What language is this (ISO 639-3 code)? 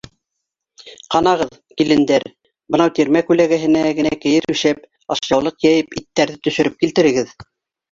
bak